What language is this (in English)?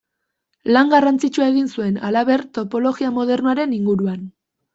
Basque